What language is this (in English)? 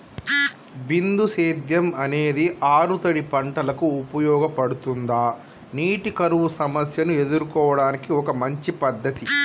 Telugu